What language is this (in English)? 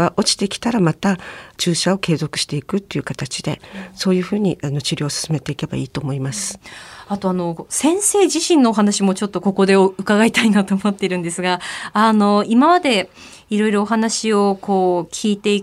Japanese